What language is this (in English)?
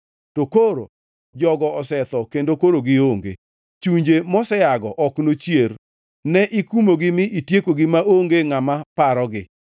Luo (Kenya and Tanzania)